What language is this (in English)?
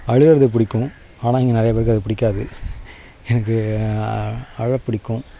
Tamil